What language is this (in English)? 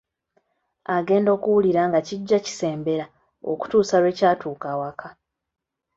Ganda